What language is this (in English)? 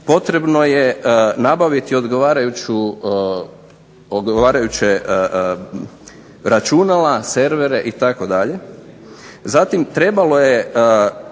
Croatian